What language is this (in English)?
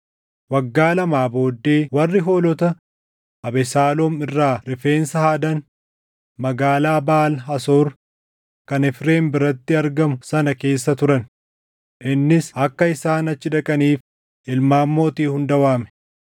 Oromo